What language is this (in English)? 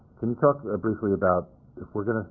English